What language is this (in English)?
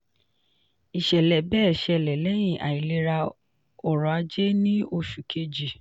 Yoruba